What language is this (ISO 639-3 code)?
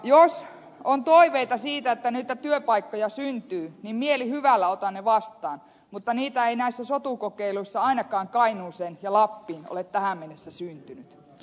fin